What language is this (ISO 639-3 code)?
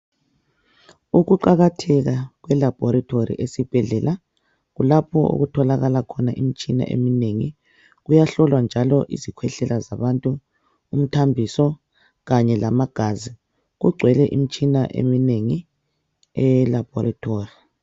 nde